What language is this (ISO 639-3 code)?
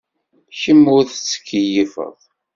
kab